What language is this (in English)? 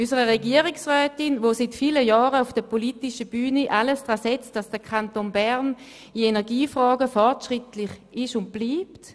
Swiss German